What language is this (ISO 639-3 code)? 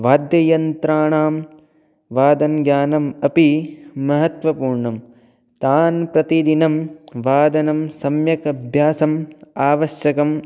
san